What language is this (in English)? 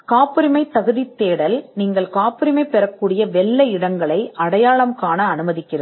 Tamil